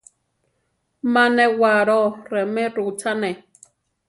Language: Central Tarahumara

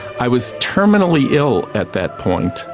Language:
English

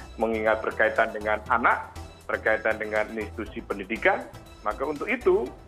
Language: Indonesian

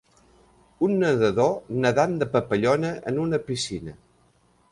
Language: Catalan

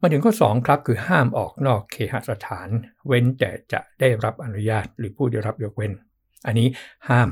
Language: Thai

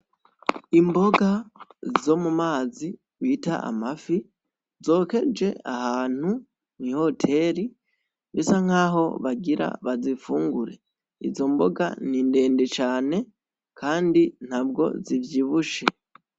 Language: Rundi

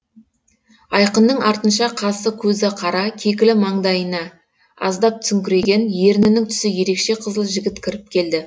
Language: Kazakh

